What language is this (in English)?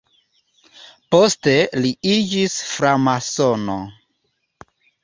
Esperanto